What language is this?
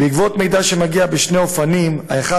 Hebrew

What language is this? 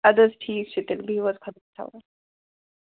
Kashmiri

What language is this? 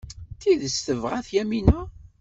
Kabyle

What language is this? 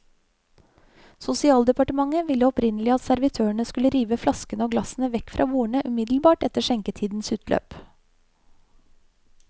Norwegian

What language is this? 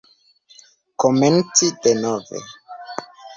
Esperanto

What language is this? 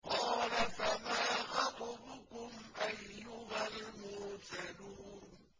Arabic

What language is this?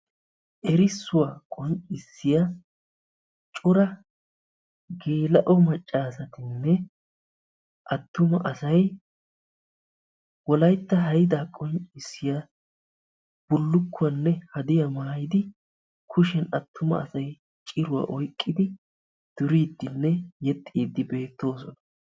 Wolaytta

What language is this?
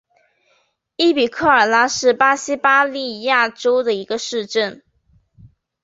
Chinese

